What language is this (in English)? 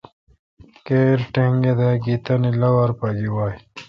Kalkoti